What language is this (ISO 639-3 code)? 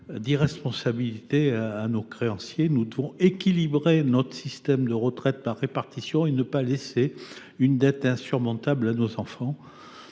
fra